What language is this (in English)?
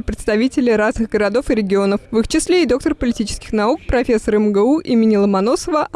Russian